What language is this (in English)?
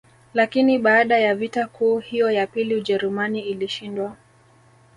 Swahili